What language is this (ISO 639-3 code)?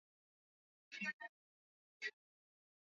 swa